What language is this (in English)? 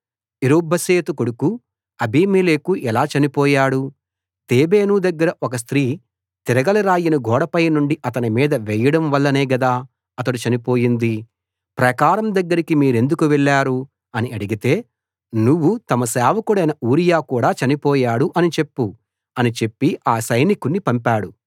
Telugu